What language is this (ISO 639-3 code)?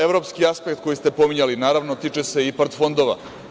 srp